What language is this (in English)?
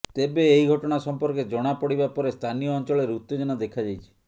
Odia